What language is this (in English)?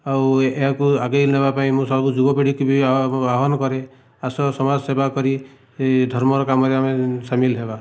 Odia